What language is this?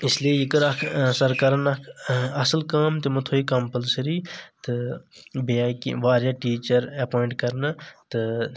Kashmiri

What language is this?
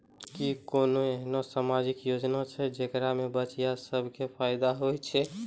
Maithili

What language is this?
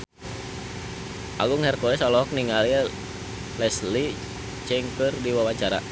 Sundanese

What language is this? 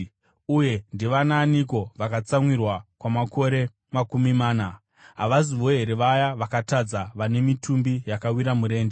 Shona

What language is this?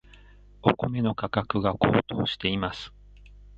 Japanese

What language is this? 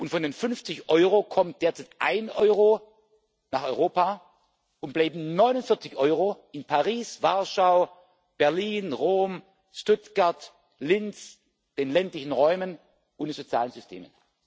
German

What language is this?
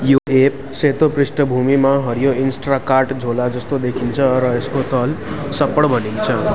Nepali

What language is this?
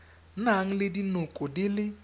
Tswana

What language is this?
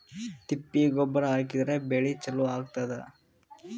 Kannada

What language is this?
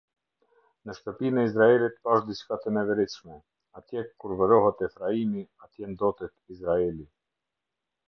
Albanian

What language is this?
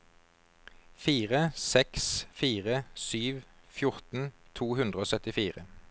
Norwegian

